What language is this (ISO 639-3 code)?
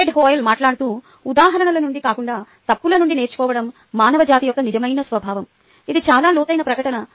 tel